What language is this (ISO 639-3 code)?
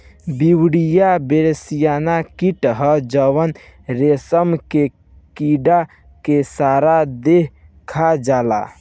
bho